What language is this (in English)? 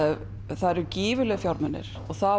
Icelandic